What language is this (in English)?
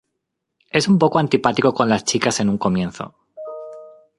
Spanish